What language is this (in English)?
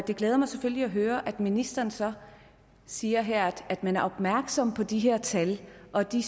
Danish